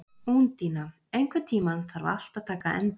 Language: Icelandic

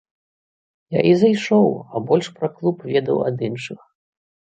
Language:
Belarusian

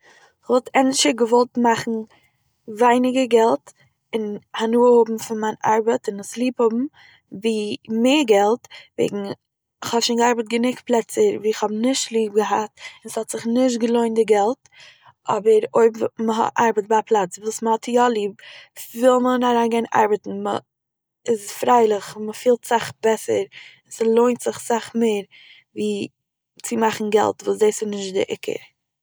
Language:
Yiddish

